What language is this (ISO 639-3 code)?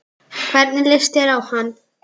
isl